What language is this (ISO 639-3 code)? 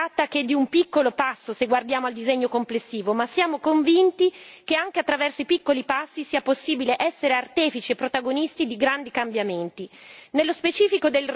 ita